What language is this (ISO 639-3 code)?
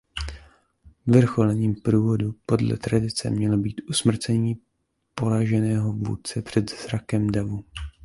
ces